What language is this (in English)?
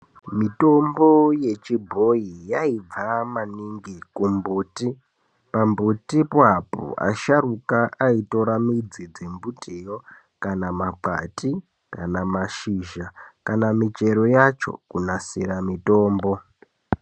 Ndau